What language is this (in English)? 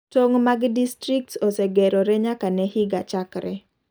Luo (Kenya and Tanzania)